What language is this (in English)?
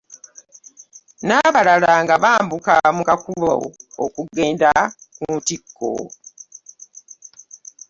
Ganda